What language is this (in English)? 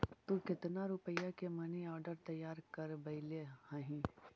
Magahi